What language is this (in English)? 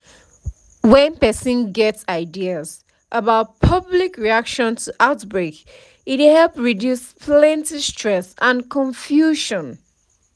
Nigerian Pidgin